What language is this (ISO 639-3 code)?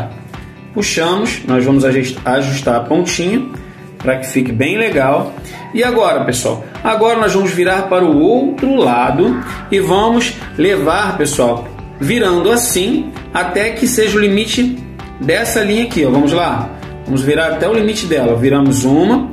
por